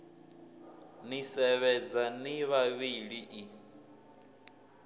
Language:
Venda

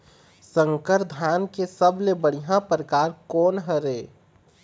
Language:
Chhattisgarhi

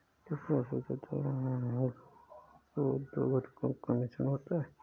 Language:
Hindi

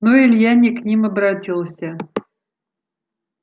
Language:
Russian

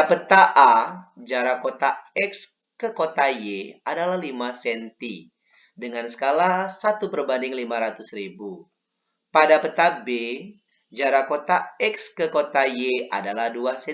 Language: Indonesian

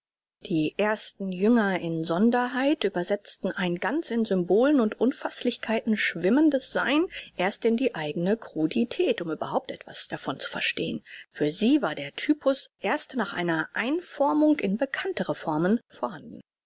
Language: German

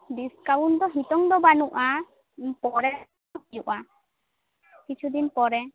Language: Santali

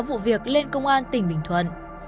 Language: Vietnamese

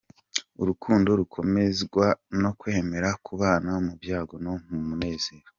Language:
Kinyarwanda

